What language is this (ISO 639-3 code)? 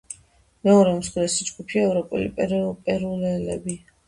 kat